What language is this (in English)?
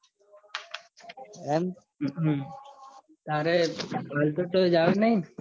Gujarati